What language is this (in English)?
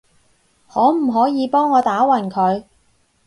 Cantonese